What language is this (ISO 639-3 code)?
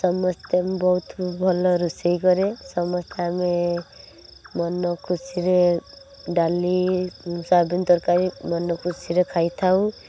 ori